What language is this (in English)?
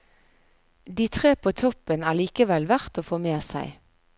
Norwegian